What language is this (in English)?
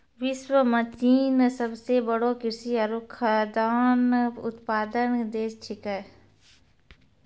Maithili